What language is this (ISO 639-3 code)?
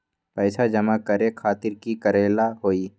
mag